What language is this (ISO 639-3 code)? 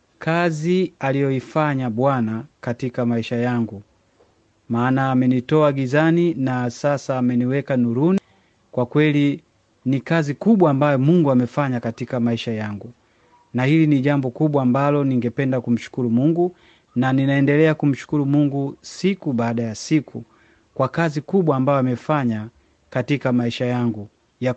swa